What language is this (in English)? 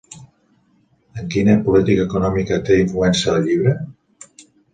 Catalan